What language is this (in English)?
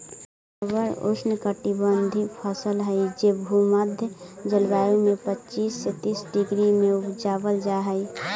Magahi